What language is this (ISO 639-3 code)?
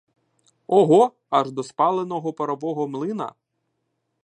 ukr